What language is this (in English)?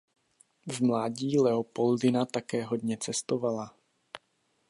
Czech